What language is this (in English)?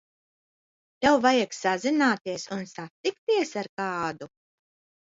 Latvian